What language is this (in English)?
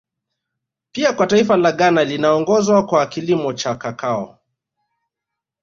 Swahili